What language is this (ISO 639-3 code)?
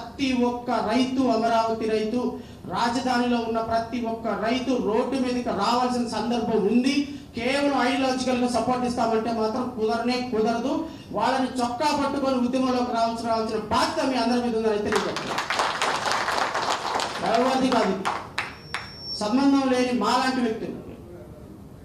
ind